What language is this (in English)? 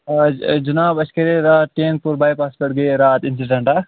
Kashmiri